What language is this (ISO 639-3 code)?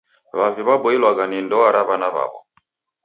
dav